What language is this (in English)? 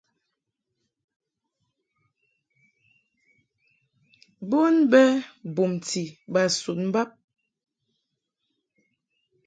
Mungaka